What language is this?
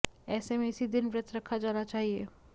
Hindi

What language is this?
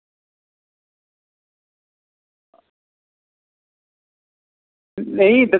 Dogri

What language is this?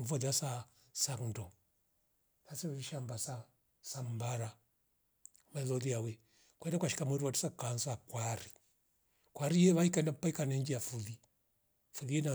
Rombo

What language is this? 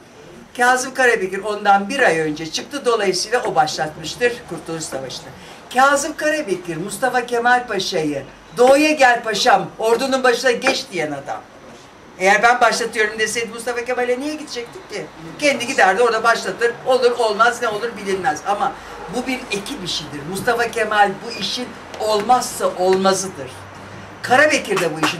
Turkish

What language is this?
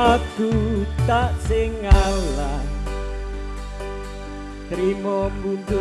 Indonesian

